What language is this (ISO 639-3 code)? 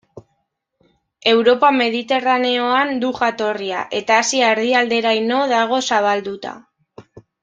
eus